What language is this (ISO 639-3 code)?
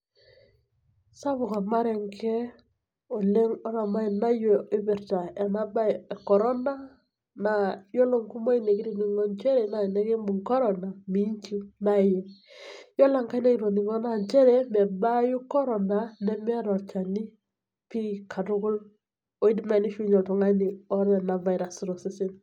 mas